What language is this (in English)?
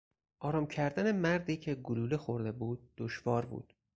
Persian